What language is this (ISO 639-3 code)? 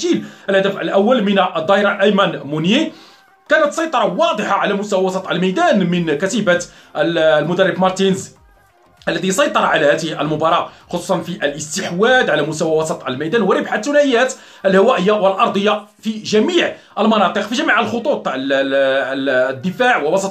ara